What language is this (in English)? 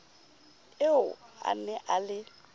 Southern Sotho